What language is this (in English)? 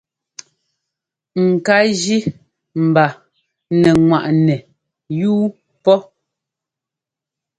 Ngomba